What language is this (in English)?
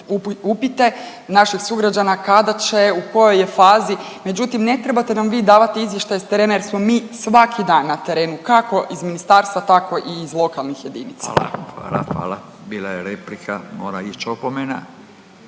Croatian